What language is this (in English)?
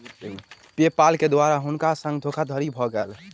Maithili